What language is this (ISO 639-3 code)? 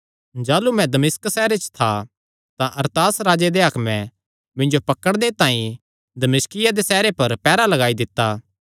xnr